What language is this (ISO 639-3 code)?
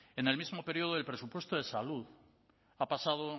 spa